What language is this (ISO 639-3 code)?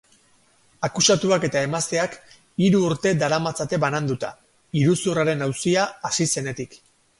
eus